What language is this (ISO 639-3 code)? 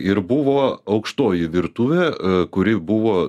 lit